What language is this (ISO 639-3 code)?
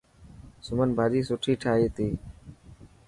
mki